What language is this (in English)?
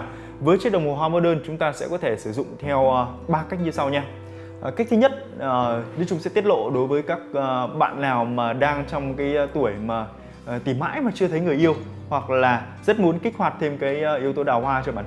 Vietnamese